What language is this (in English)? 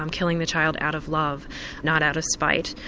English